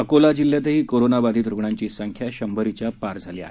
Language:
Marathi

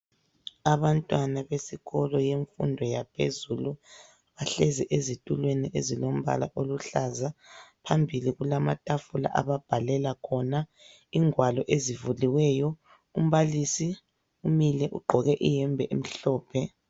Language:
North Ndebele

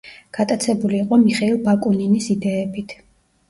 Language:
Georgian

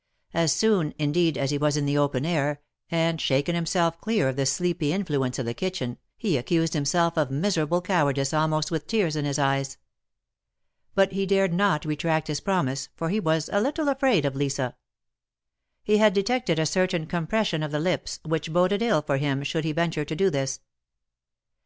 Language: English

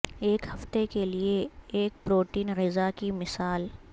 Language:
Urdu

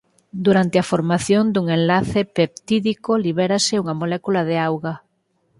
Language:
Galician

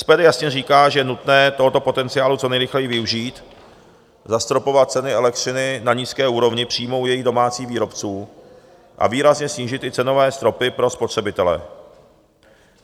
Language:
Czech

